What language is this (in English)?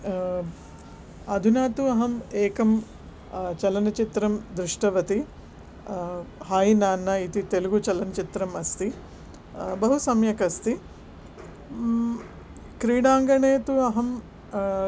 Sanskrit